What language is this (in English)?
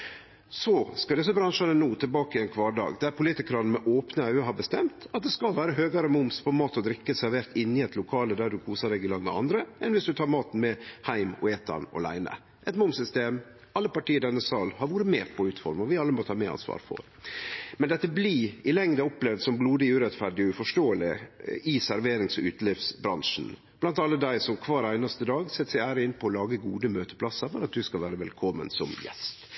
Norwegian Nynorsk